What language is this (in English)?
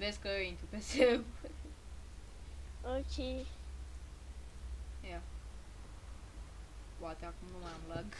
Romanian